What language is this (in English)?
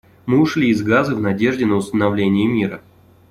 Russian